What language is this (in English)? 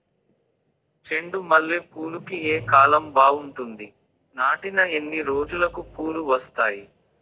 Telugu